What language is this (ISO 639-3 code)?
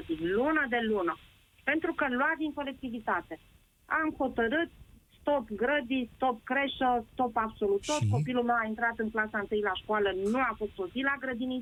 ron